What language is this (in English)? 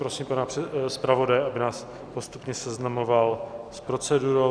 Czech